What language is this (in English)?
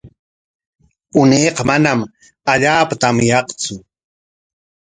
Corongo Ancash Quechua